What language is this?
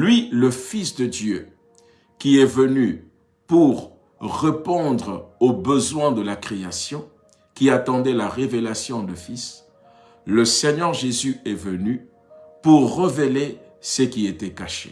French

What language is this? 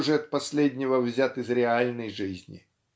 Russian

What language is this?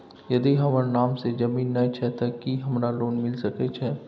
Maithili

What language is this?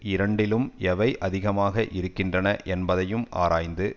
Tamil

